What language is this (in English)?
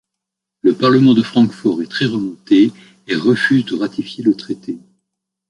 French